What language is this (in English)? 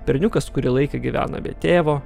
Lithuanian